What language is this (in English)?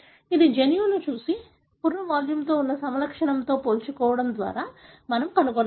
Telugu